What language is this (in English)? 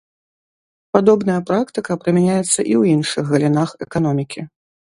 Belarusian